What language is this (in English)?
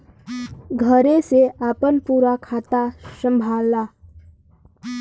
Bhojpuri